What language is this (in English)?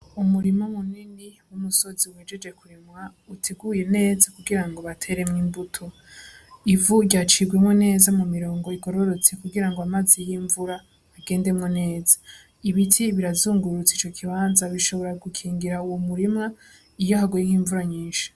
Rundi